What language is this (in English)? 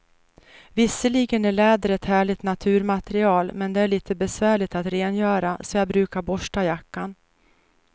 Swedish